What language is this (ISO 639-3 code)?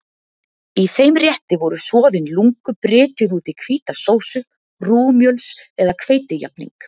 isl